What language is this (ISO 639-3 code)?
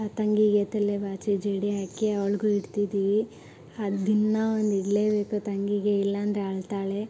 kan